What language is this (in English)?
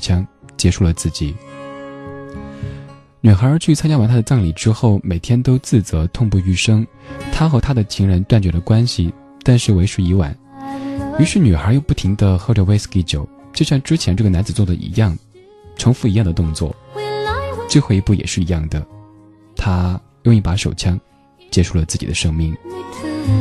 Chinese